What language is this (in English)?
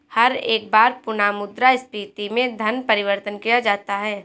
Hindi